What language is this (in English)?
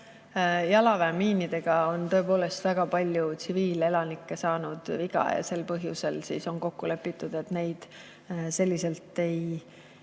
Estonian